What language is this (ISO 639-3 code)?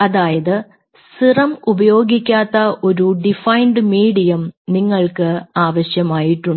mal